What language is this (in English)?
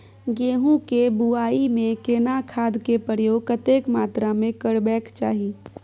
Maithili